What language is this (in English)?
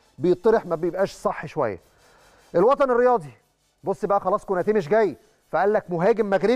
Arabic